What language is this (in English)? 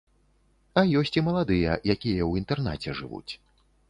Belarusian